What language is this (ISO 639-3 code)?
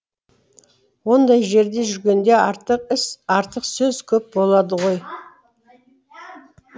kaz